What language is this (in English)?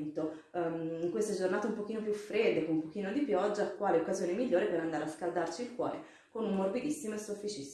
Italian